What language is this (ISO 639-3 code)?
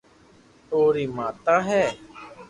lrk